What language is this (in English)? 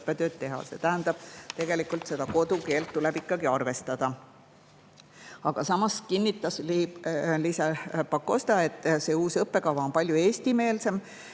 Estonian